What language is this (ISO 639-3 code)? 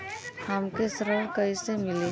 bho